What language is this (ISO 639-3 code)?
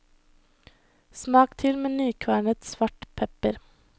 nor